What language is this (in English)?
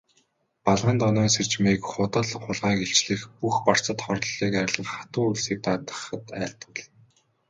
Mongolian